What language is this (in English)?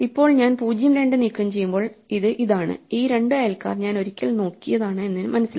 Malayalam